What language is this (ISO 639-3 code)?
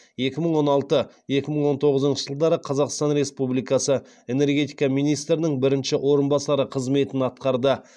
kaz